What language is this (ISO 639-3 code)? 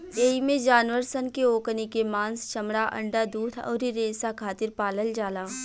bho